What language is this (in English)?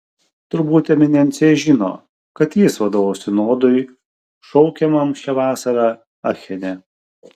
Lithuanian